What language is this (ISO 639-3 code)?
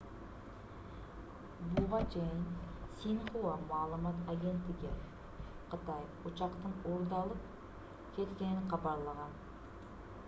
kir